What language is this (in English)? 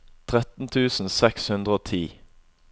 Norwegian